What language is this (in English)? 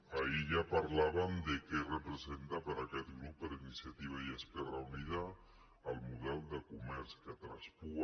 Catalan